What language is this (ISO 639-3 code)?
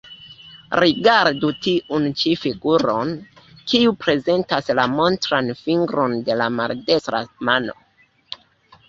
epo